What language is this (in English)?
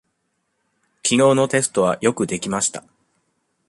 Japanese